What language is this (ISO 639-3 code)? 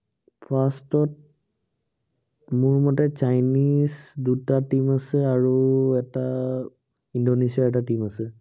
asm